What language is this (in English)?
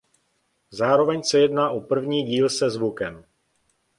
Czech